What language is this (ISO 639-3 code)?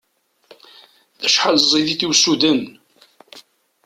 kab